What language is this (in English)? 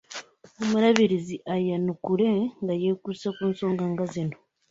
Ganda